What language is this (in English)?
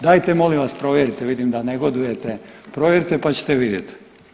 Croatian